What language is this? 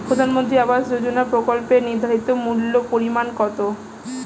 Bangla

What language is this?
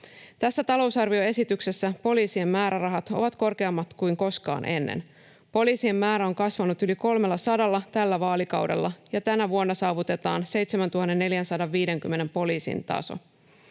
Finnish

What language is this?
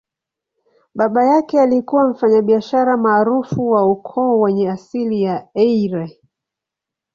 Swahili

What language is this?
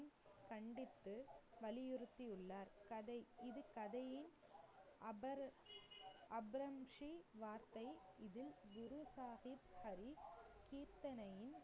Tamil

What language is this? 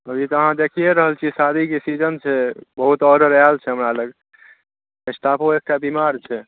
Maithili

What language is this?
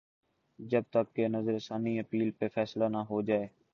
Urdu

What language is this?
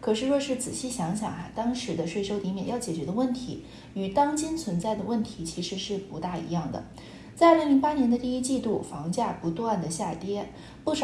Chinese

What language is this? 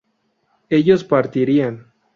Spanish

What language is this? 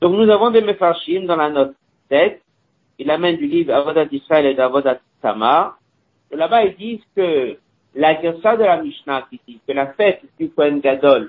French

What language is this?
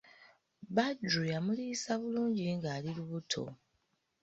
Ganda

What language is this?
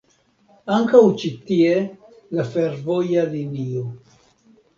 Esperanto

